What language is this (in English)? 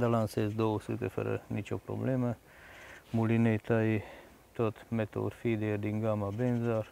Romanian